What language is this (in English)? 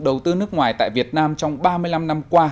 Vietnamese